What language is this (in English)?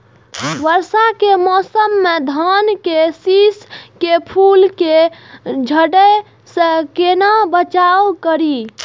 Maithili